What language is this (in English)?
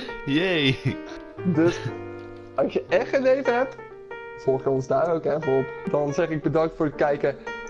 Dutch